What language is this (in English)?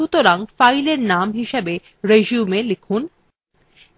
Bangla